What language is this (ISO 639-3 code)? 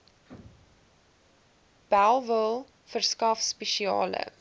afr